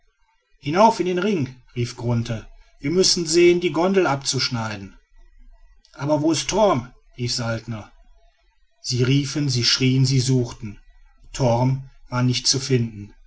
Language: German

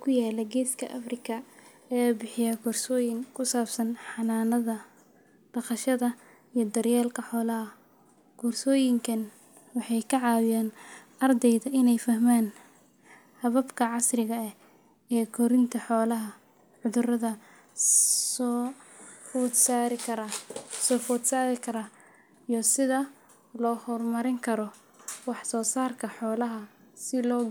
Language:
Somali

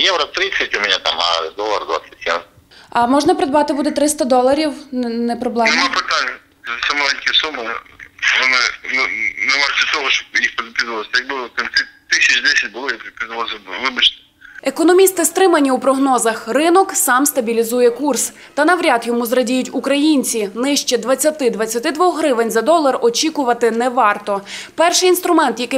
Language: Ukrainian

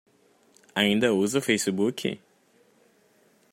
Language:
Portuguese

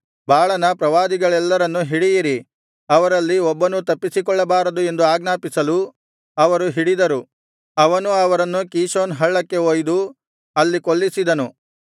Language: Kannada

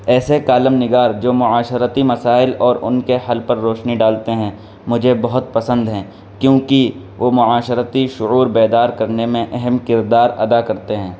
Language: Urdu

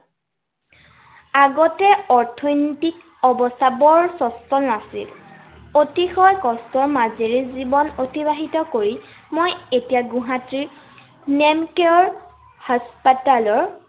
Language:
Assamese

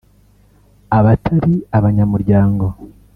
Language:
Kinyarwanda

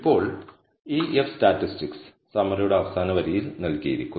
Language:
Malayalam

